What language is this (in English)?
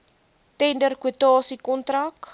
Afrikaans